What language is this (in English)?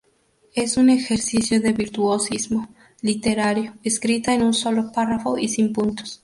Spanish